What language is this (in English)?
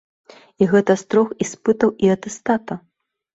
Belarusian